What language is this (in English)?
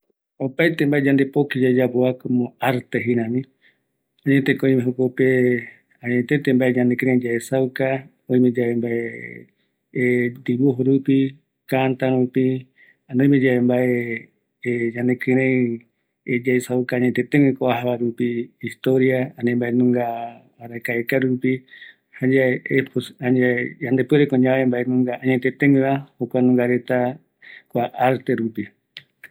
Eastern Bolivian Guaraní